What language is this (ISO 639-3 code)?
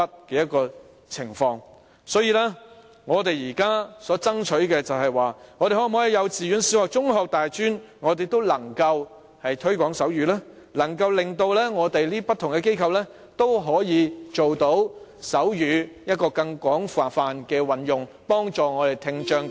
yue